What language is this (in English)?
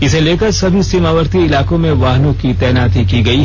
Hindi